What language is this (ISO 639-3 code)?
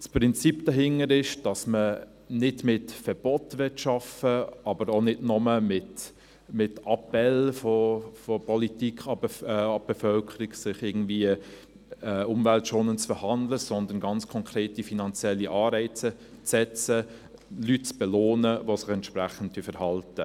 gsw